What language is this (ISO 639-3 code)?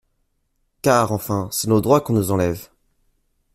fra